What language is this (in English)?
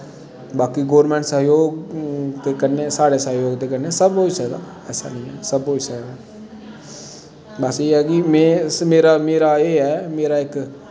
Dogri